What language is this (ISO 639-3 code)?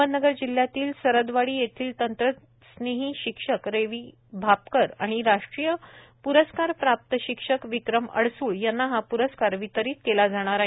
mar